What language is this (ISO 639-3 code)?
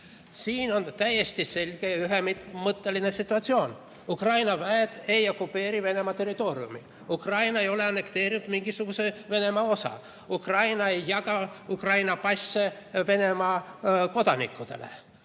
est